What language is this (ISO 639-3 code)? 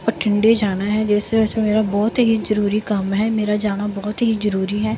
pan